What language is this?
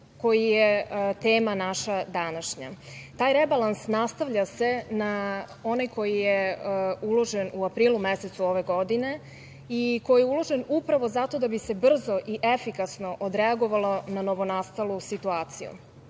Serbian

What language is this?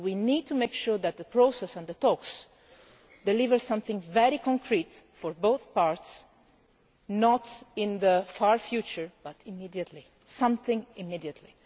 English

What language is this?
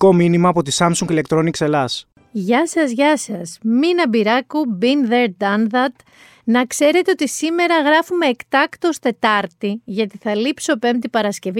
Greek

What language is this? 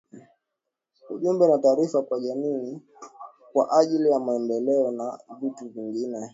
Swahili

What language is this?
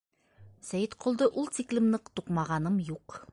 Bashkir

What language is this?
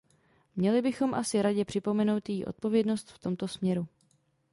Czech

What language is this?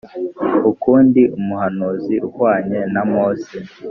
Kinyarwanda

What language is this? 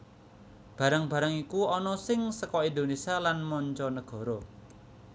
Javanese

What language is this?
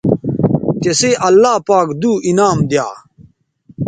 Bateri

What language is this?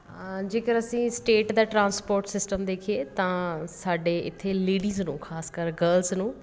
Punjabi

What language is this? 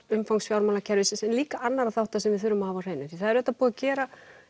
Icelandic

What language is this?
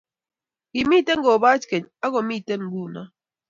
Kalenjin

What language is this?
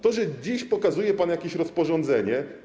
Polish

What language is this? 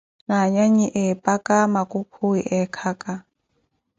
Koti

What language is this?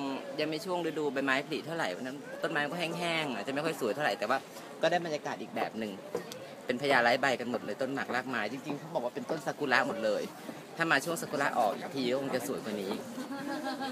Thai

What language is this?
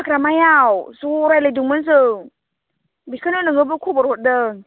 Bodo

